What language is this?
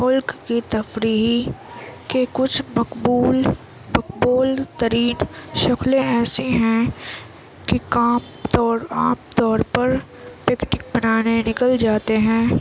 Urdu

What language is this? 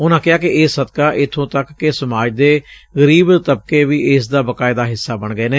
Punjabi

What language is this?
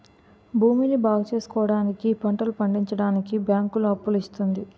Telugu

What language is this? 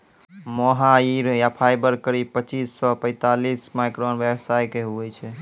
Maithili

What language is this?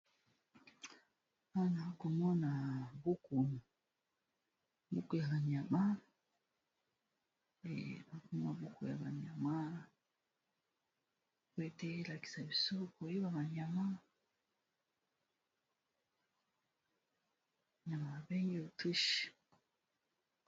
Lingala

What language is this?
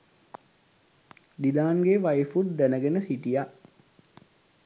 Sinhala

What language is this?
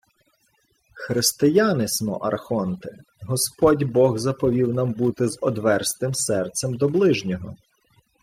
Ukrainian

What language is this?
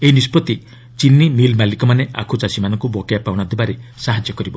Odia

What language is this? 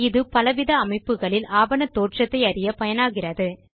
Tamil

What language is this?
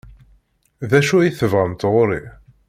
Kabyle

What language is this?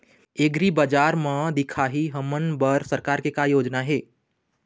Chhattisgarhi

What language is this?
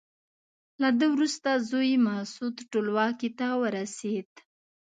Pashto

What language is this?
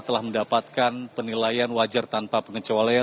Indonesian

